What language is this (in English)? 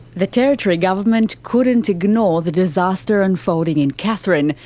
English